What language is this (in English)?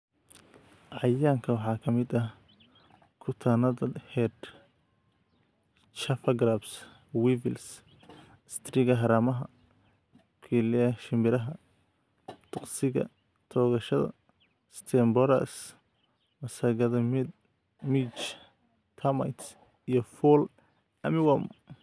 Somali